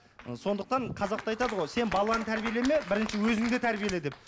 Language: Kazakh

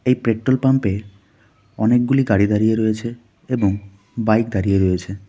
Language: Bangla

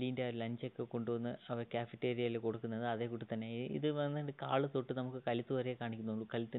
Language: Malayalam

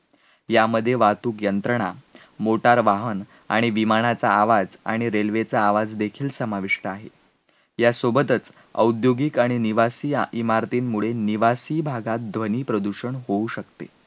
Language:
Marathi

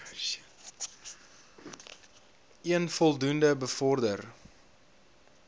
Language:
Afrikaans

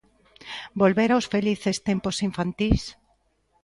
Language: Galician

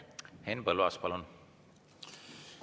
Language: Estonian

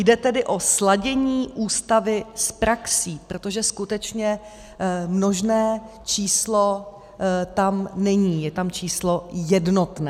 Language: Czech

